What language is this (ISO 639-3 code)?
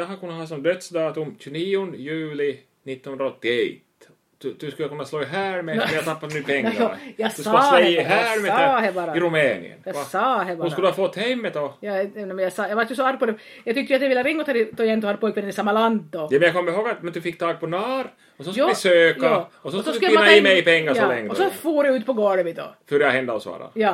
swe